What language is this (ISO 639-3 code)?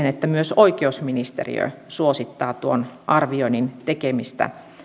fin